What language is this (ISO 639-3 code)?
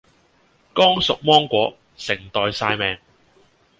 yue